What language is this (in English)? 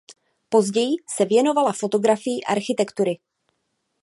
Czech